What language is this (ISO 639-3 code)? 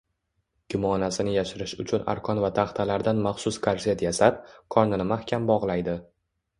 uzb